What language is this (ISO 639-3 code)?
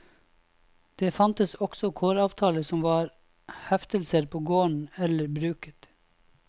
nor